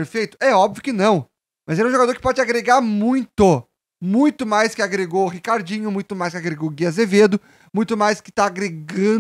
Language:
Portuguese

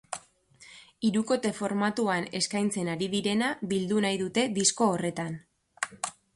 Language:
Basque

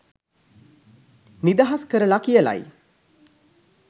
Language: Sinhala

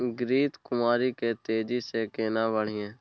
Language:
Maithili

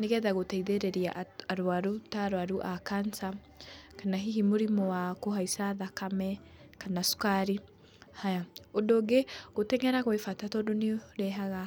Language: Kikuyu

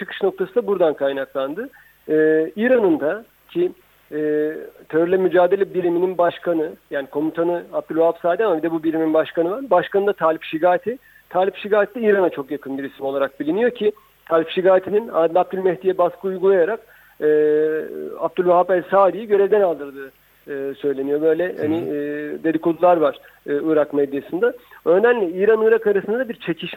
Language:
Turkish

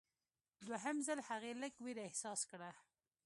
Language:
Pashto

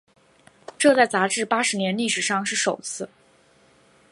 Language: Chinese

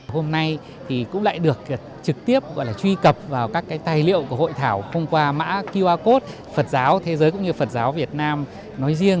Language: Vietnamese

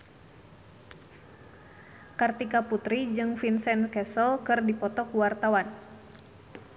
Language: Sundanese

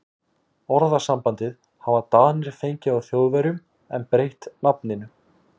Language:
Icelandic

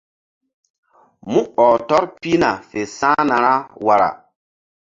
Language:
Mbum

